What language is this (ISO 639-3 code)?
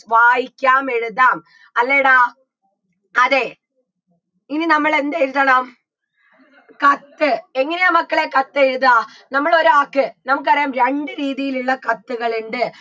mal